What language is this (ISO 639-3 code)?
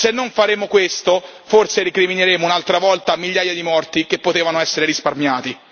ita